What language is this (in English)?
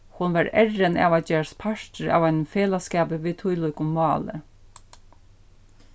Faroese